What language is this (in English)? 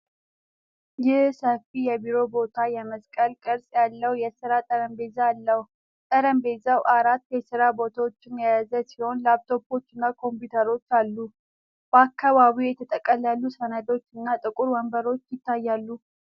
Amharic